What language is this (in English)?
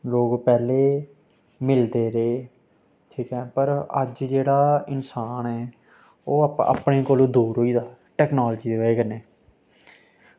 Dogri